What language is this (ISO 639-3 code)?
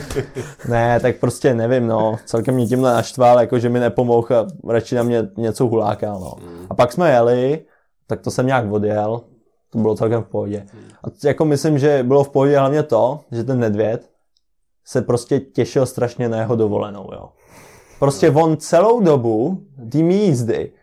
ces